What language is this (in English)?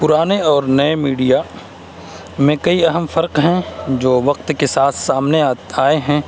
Urdu